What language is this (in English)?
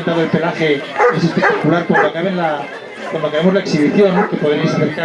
Spanish